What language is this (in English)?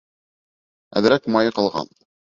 Bashkir